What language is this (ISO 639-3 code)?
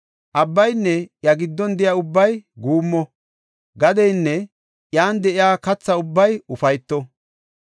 gof